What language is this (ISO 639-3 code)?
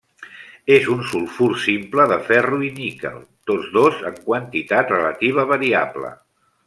cat